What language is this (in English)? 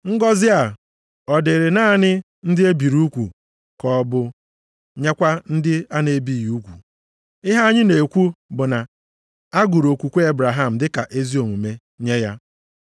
Igbo